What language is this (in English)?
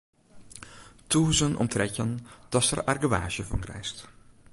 Western Frisian